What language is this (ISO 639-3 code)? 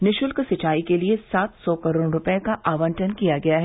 hin